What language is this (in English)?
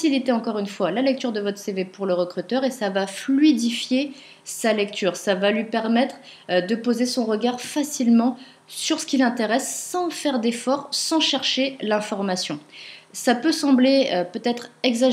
French